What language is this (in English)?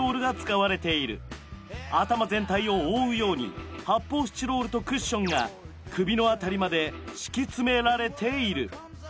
Japanese